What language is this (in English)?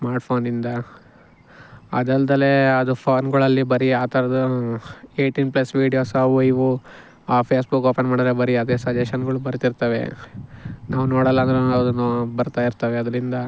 Kannada